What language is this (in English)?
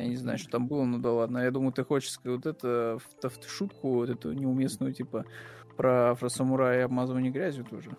Russian